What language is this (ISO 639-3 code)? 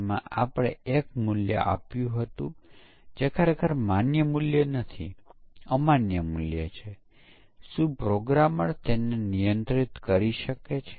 guj